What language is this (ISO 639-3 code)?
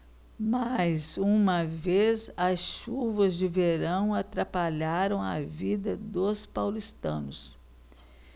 por